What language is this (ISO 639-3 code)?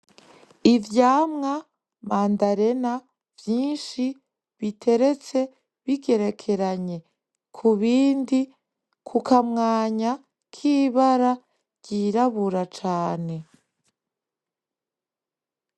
run